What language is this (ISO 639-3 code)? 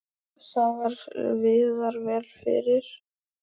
isl